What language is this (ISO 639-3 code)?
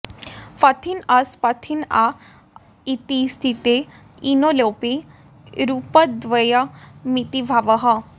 san